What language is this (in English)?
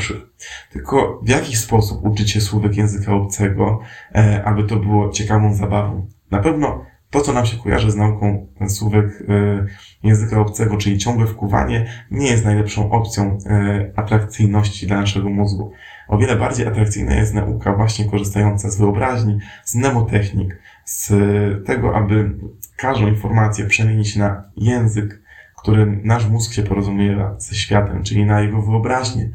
Polish